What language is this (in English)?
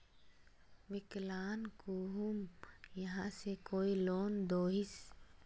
Magahi